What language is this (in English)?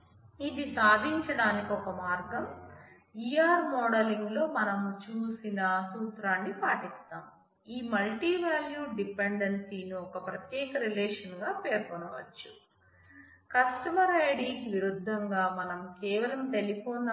Telugu